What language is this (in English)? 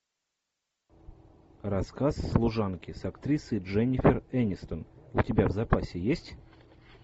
Russian